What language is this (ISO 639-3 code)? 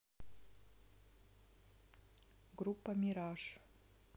rus